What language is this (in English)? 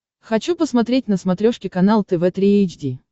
Russian